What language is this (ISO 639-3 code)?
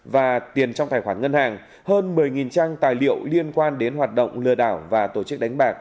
vie